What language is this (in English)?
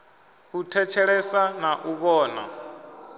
Venda